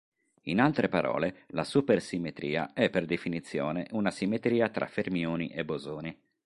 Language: Italian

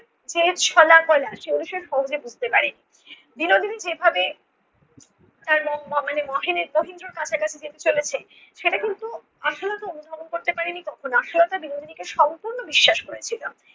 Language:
Bangla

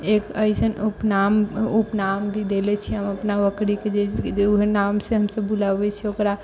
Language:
Maithili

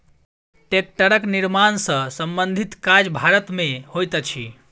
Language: Maithili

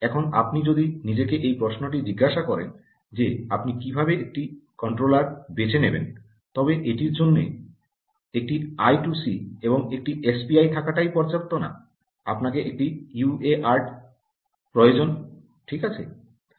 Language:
Bangla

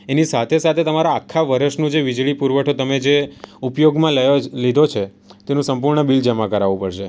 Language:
Gujarati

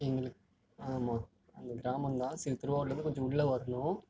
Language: Tamil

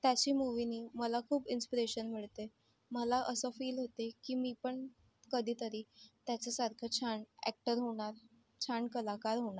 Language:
Marathi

